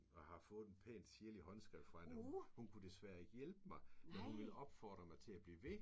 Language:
Danish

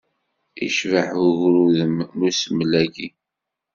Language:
Kabyle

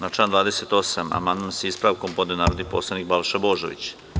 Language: Serbian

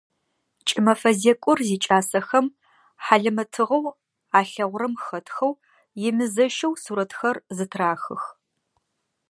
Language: Adyghe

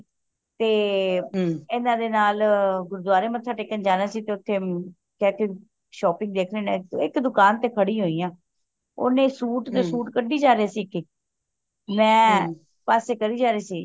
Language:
Punjabi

